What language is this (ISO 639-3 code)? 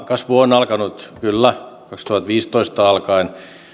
fin